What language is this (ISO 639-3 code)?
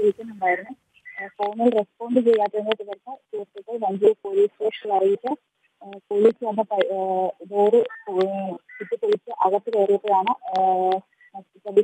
ara